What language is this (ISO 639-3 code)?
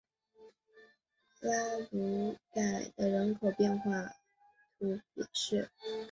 zho